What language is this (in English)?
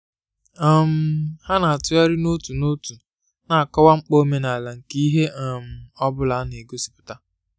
Igbo